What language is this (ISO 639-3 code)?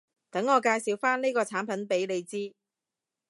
yue